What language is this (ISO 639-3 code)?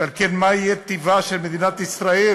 heb